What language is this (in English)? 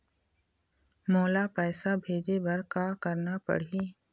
Chhattisgarhi